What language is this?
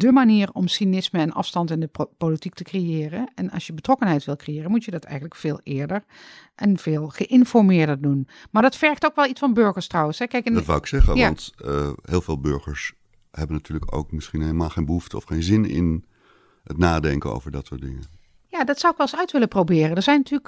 Dutch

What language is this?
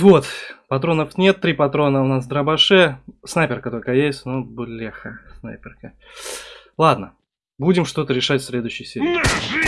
Russian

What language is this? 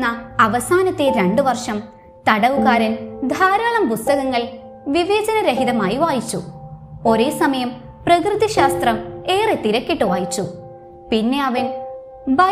Malayalam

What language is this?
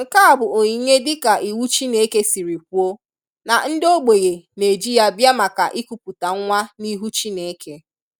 Igbo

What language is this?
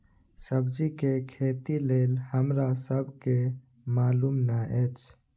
Maithili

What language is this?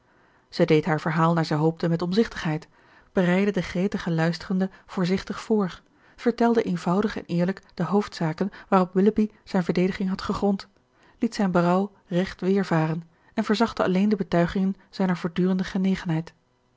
Dutch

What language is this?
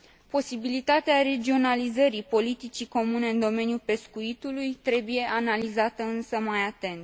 Romanian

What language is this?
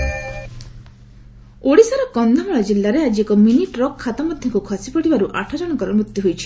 Odia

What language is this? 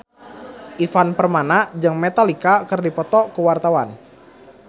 Sundanese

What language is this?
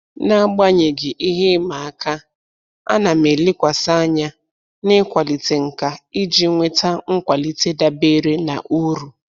Igbo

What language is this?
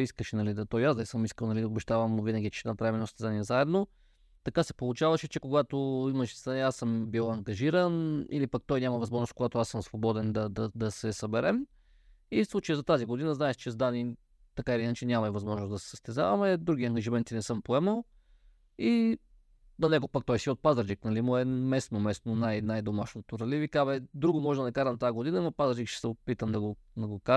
Bulgarian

